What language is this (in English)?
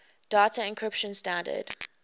English